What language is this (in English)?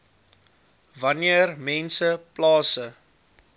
Afrikaans